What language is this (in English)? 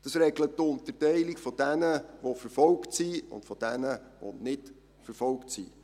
Swiss German